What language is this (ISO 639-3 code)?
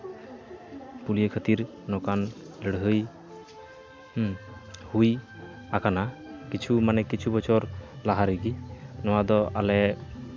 sat